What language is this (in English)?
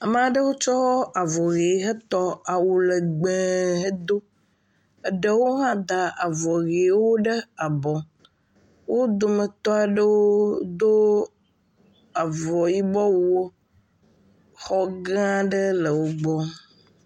Ewe